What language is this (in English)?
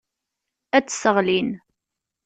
Kabyle